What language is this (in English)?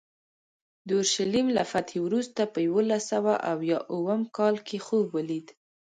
Pashto